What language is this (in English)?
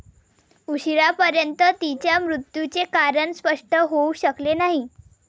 Marathi